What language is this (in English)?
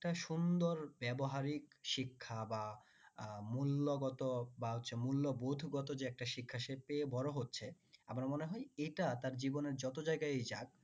Bangla